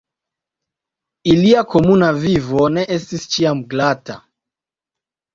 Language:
Esperanto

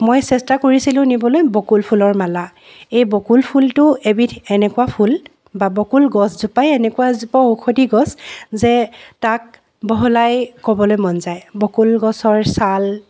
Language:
Assamese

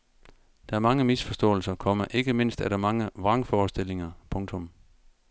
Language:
Danish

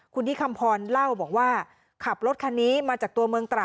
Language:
Thai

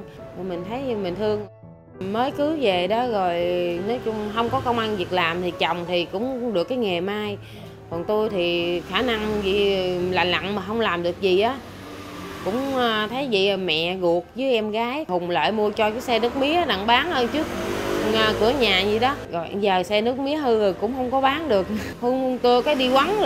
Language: Vietnamese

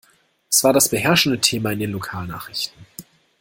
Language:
German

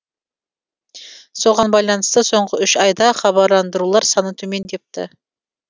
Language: Kazakh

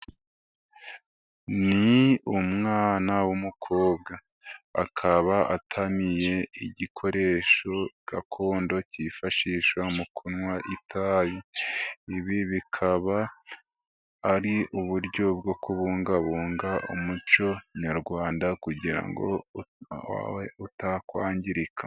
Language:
Kinyarwanda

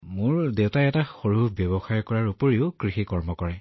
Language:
Assamese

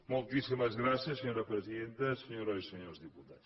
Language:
Catalan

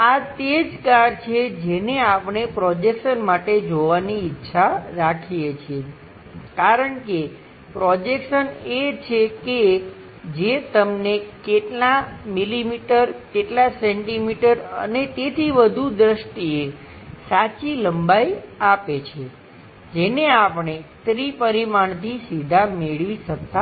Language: Gujarati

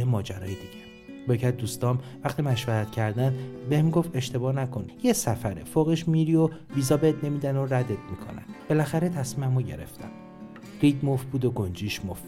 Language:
Persian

